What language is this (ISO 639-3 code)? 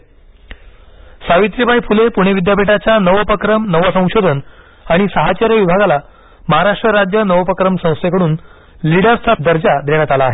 mar